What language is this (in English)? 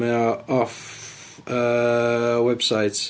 Welsh